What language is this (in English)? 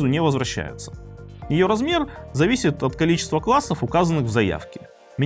Russian